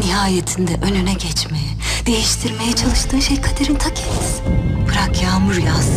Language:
Turkish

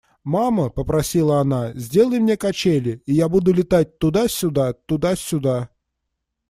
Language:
Russian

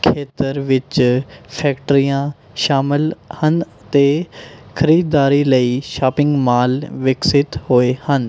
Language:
Punjabi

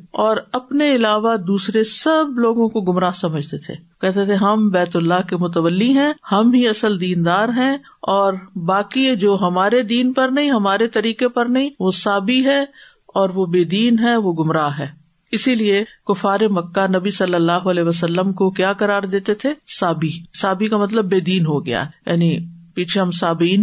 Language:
Urdu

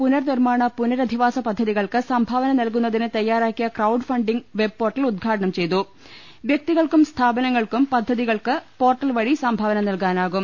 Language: Malayalam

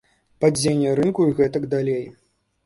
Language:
Belarusian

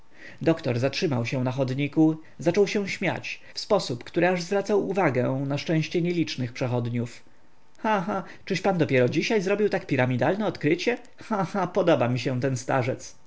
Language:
Polish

